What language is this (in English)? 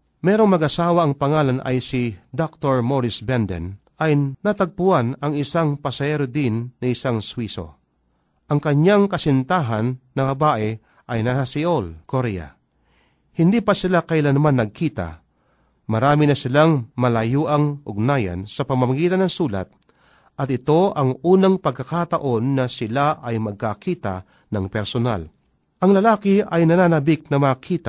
Filipino